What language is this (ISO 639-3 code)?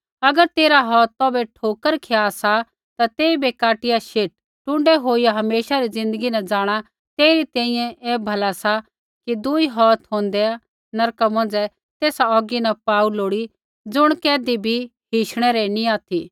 kfx